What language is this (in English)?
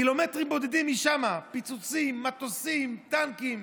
Hebrew